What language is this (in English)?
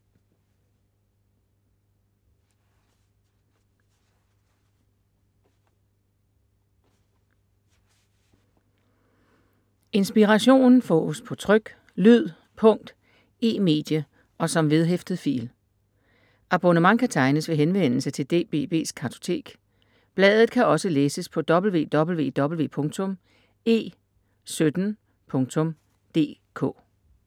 Danish